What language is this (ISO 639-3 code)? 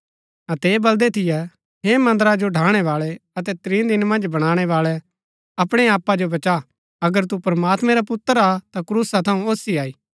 gbk